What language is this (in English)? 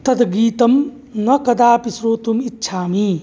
Sanskrit